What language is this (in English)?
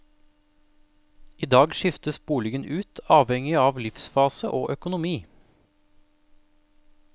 Norwegian